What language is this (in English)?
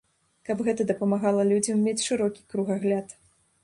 Belarusian